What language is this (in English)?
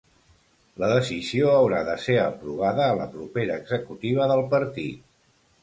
Catalan